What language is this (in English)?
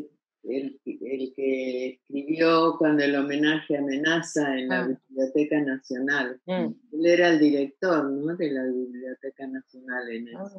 Spanish